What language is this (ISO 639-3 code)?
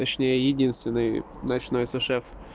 rus